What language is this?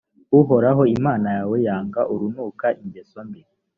Kinyarwanda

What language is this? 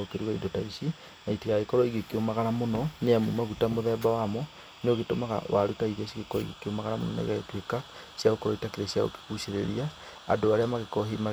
Kikuyu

